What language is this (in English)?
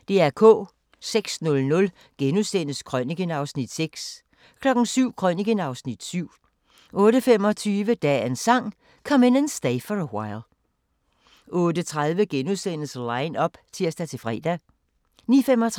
Danish